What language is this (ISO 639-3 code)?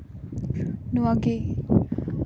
sat